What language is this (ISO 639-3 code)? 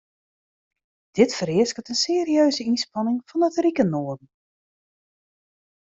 fry